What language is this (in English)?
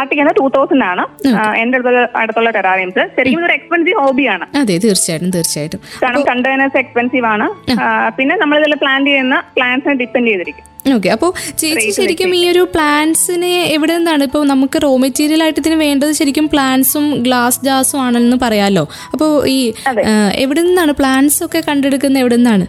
Malayalam